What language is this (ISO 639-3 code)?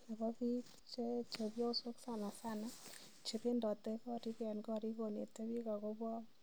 kln